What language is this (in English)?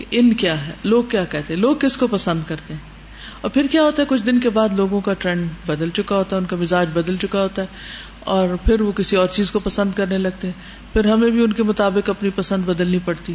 Urdu